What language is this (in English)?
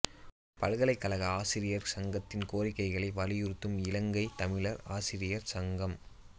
Tamil